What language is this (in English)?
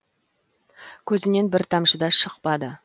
Kazakh